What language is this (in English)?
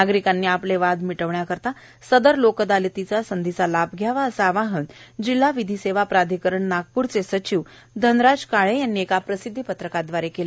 Marathi